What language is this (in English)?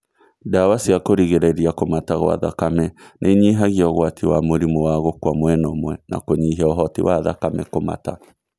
Kikuyu